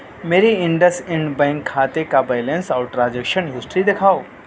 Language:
Urdu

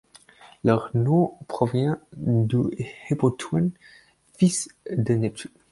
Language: French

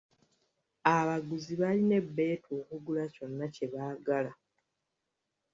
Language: Ganda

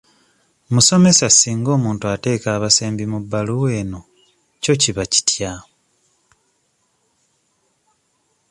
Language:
Ganda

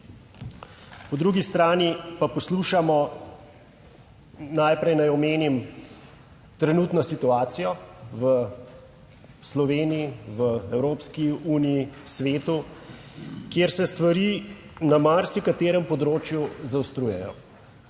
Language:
Slovenian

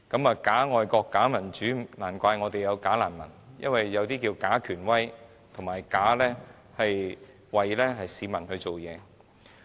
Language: Cantonese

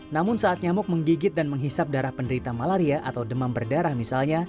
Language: Indonesian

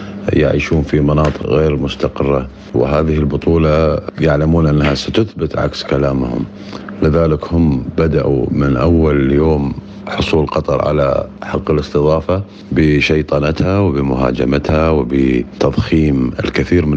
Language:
Arabic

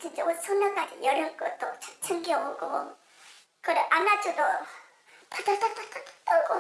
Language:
Korean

